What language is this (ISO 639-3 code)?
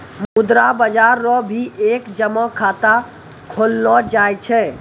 mai